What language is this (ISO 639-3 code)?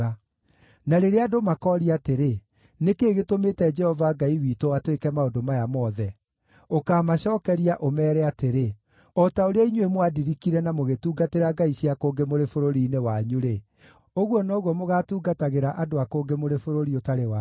kik